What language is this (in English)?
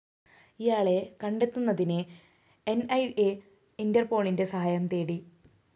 Malayalam